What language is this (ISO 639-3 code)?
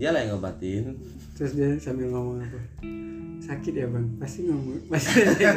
ind